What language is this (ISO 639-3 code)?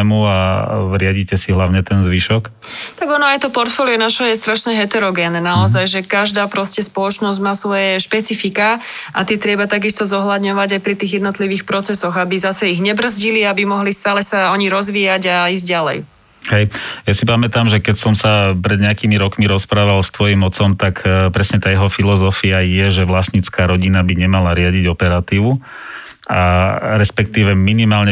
slk